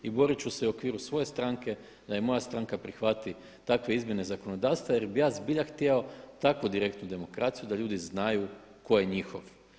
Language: Croatian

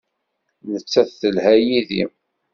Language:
Kabyle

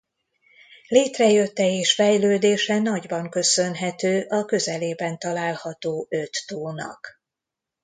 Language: Hungarian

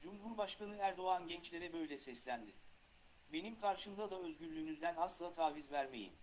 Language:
Turkish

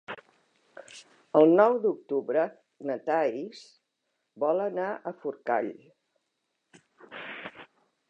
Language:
Catalan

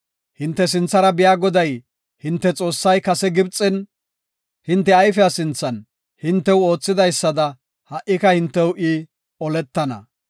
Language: Gofa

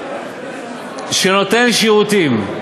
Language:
Hebrew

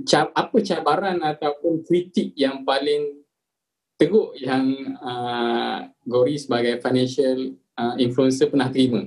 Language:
Malay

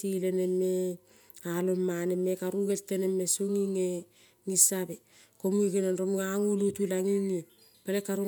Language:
Kol (Papua New Guinea)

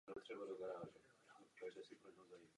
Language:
Czech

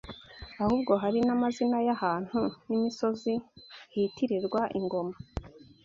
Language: Kinyarwanda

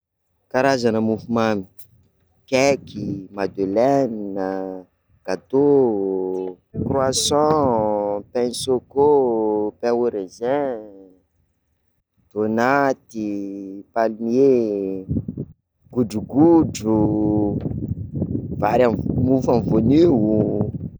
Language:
Sakalava Malagasy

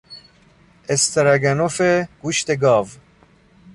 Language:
Persian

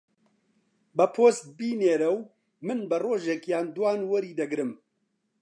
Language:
Central Kurdish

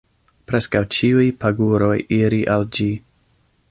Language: Esperanto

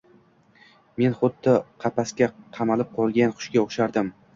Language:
Uzbek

